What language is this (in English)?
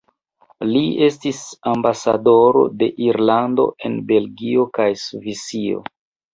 Esperanto